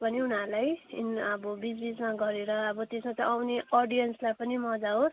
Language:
Nepali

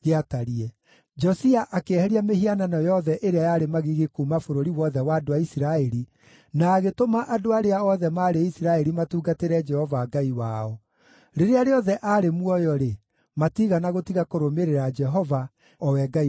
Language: Kikuyu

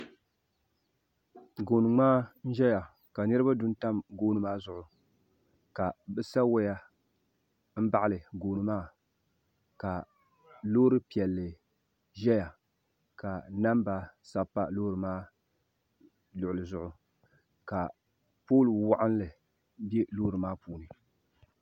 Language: Dagbani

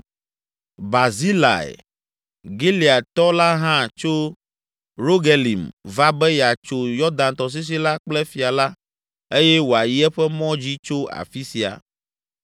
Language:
Ewe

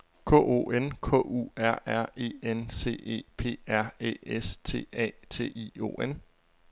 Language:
Danish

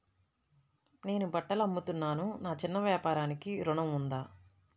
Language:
Telugu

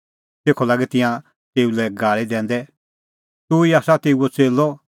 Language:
Kullu Pahari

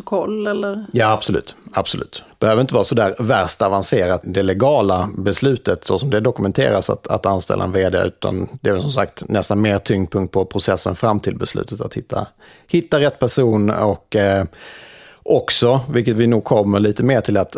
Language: Swedish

